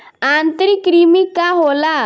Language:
Bhojpuri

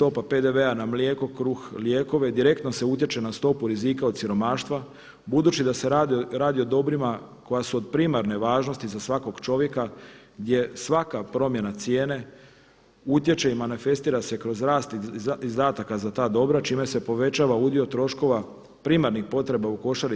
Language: Croatian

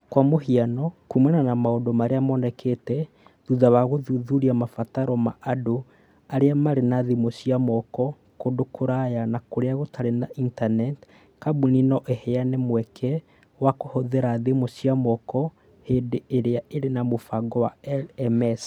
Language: Kikuyu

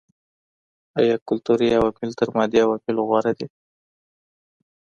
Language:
Pashto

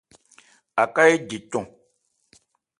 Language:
Ebrié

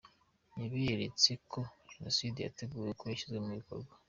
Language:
Kinyarwanda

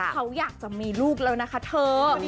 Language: Thai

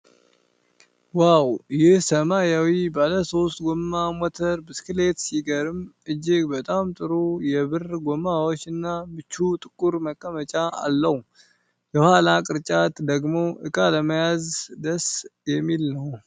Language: Amharic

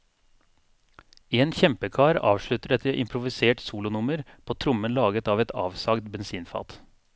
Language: Norwegian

